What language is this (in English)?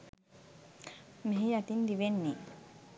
Sinhala